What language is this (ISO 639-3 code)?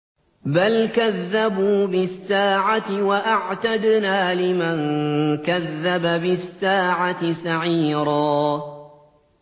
ara